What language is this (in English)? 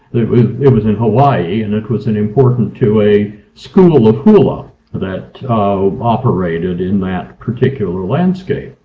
English